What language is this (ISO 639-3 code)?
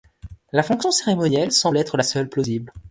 fra